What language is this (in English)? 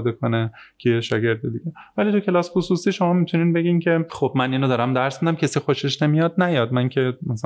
Persian